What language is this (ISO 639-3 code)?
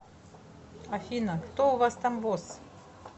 rus